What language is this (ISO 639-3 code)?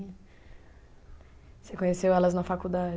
por